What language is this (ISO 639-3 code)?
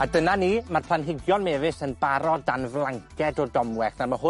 cym